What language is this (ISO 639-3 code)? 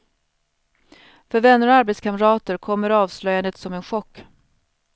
swe